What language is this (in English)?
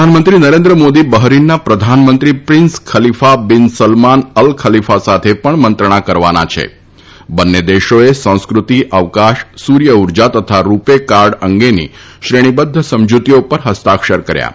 Gujarati